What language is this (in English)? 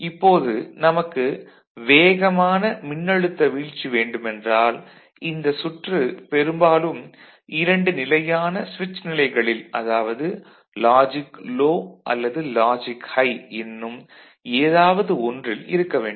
Tamil